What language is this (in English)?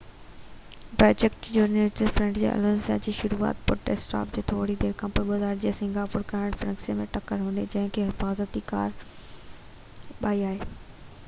Sindhi